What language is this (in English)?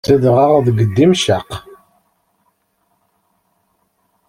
Kabyle